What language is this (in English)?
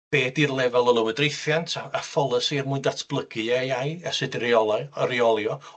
Welsh